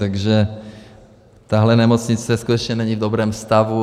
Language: Czech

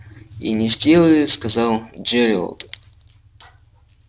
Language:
Russian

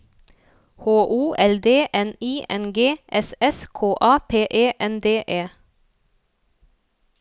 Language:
Norwegian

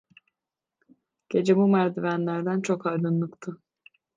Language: Turkish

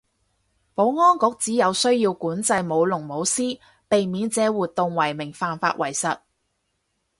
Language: Cantonese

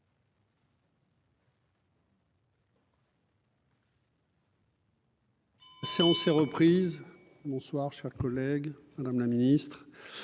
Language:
French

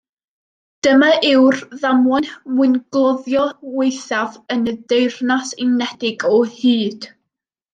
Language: Welsh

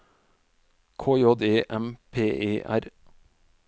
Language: Norwegian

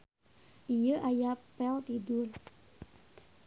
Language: Sundanese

